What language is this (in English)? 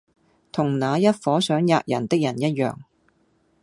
Cantonese